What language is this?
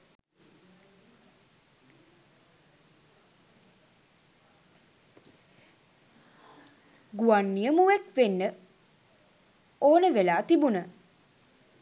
Sinhala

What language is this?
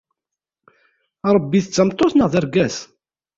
Kabyle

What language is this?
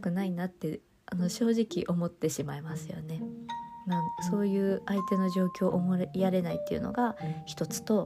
Japanese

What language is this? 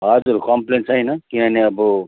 Nepali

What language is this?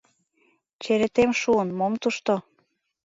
Mari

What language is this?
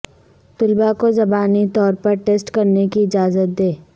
Urdu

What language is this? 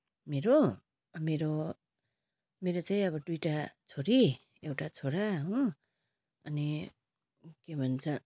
Nepali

